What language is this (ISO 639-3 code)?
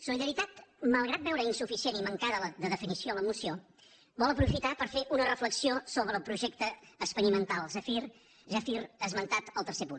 cat